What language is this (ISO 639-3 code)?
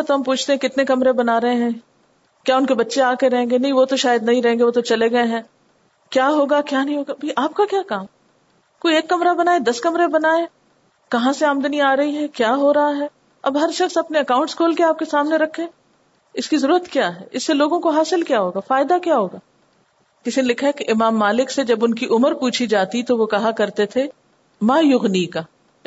urd